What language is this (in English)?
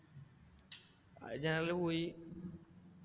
Malayalam